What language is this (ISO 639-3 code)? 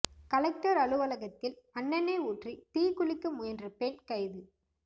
tam